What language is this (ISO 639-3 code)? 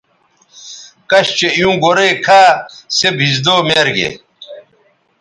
btv